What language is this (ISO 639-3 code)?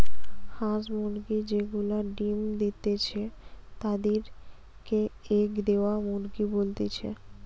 ben